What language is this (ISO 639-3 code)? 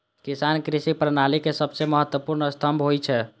mai